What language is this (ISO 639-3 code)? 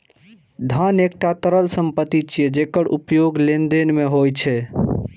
mai